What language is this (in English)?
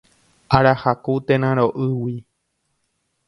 Guarani